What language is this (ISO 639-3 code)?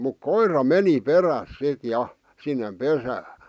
fin